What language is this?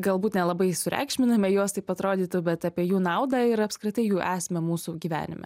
Lithuanian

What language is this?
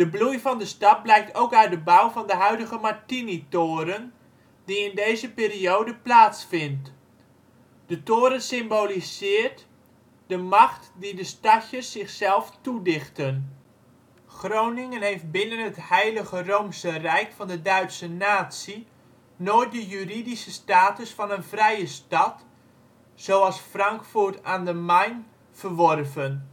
Dutch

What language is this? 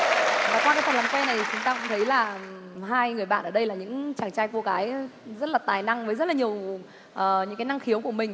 Vietnamese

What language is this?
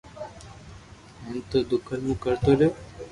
Loarki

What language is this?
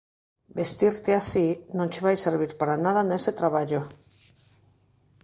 Galician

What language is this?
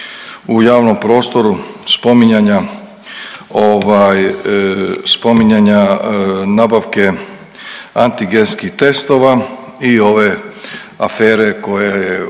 Croatian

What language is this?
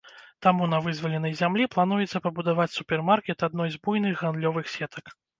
Belarusian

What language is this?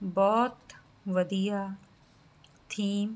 Punjabi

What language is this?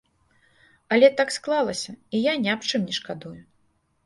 Belarusian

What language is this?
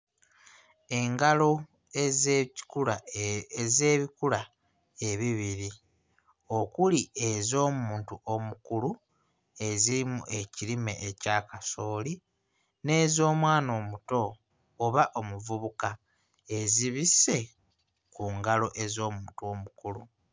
Ganda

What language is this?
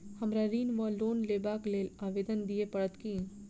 Maithili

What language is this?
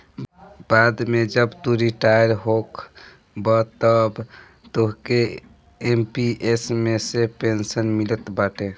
Bhojpuri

